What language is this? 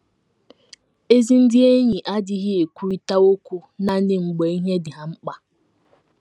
Igbo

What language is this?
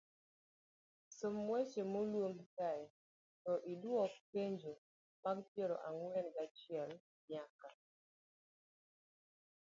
Luo (Kenya and Tanzania)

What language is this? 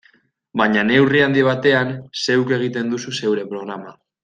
Basque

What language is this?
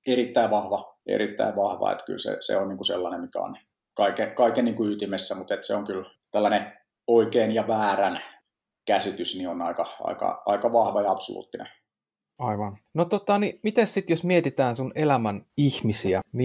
Finnish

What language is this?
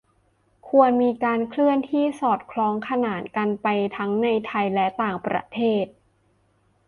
Thai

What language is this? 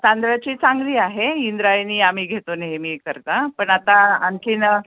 Marathi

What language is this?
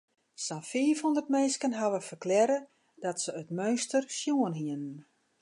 Western Frisian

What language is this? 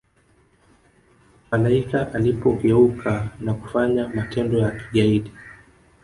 Swahili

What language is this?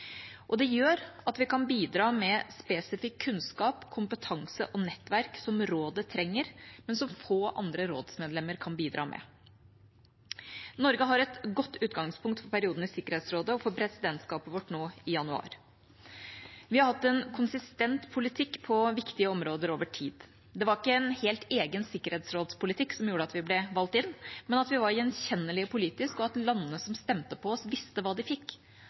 Norwegian Bokmål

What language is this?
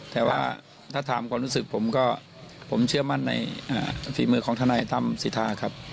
Thai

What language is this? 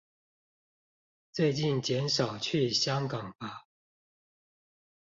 Chinese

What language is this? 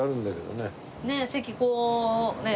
Japanese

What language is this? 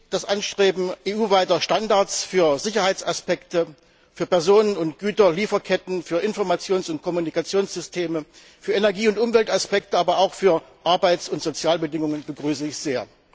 German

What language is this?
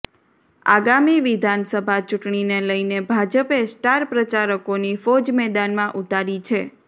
Gujarati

